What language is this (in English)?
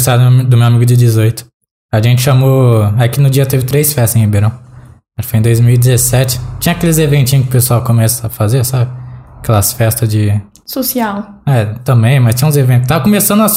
Portuguese